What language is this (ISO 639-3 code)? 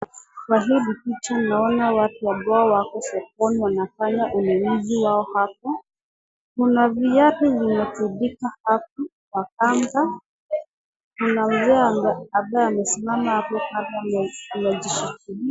swa